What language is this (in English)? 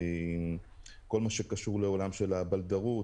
Hebrew